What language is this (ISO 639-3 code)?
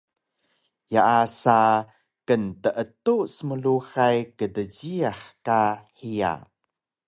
trv